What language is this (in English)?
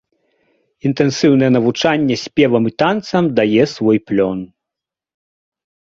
Belarusian